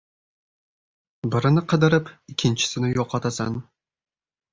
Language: Uzbek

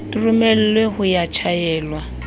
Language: Southern Sotho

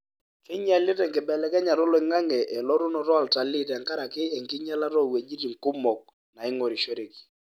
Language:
Masai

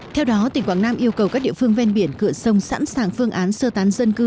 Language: Vietnamese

